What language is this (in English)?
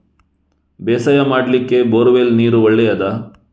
Kannada